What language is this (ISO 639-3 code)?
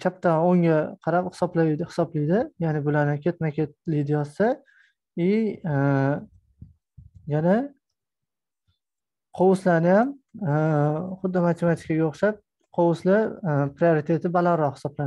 tur